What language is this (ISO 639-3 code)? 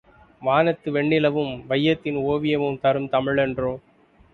tam